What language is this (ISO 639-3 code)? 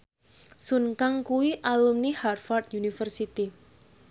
jav